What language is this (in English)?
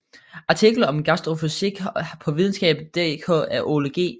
Danish